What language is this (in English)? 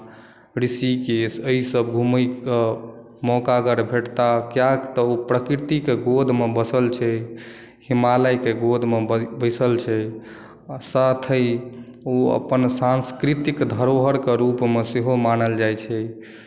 Maithili